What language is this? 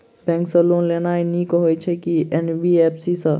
Maithili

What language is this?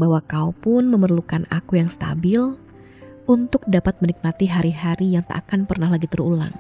Indonesian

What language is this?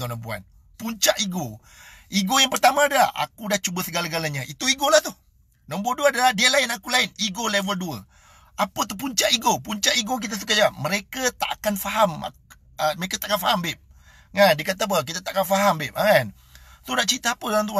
Malay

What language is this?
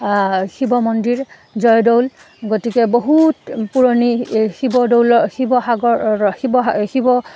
Assamese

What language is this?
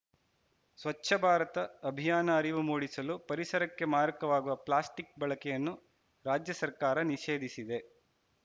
Kannada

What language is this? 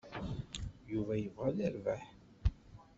Kabyle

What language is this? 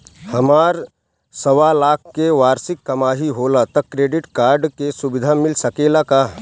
Bhojpuri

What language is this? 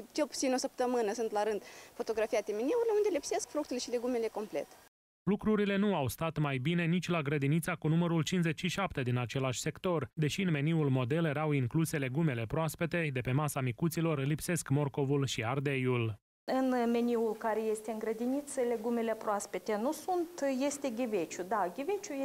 Romanian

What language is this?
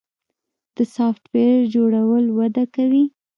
Pashto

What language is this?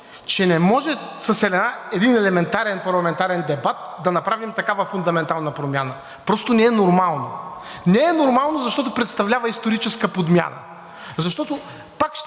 Bulgarian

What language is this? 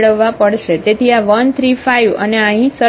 Gujarati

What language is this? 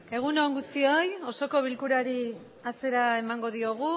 Basque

